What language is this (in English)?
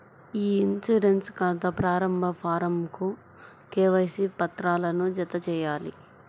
Telugu